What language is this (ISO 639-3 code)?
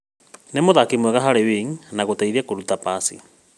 kik